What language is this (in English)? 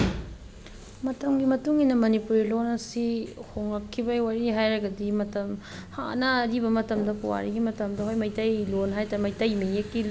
Manipuri